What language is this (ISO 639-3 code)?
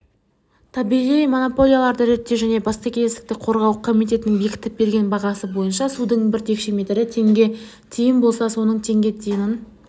kaz